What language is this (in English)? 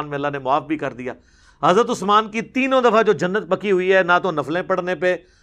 Urdu